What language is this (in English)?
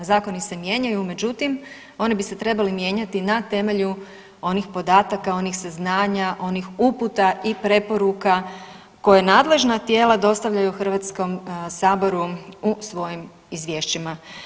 Croatian